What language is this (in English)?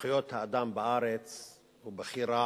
Hebrew